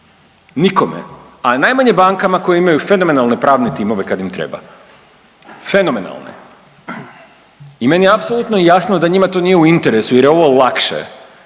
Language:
Croatian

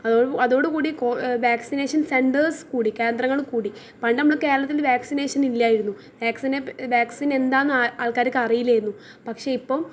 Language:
Malayalam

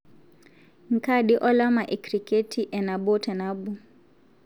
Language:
Masai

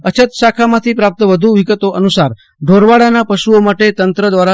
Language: Gujarati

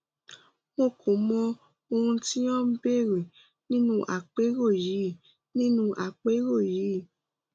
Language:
Yoruba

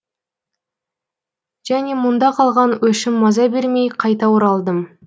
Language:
Kazakh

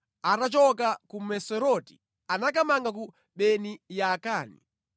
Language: Nyanja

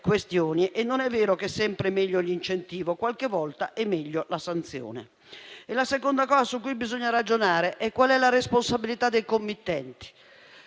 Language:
Italian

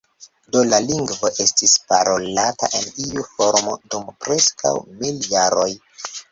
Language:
Esperanto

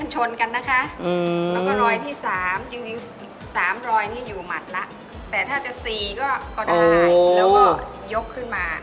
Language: Thai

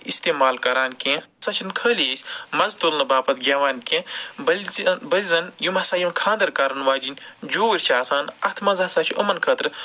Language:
Kashmiri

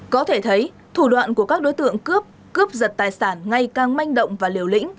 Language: Vietnamese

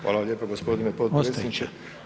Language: Croatian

